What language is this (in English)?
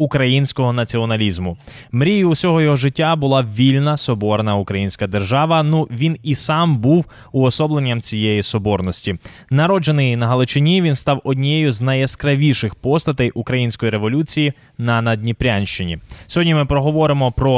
Ukrainian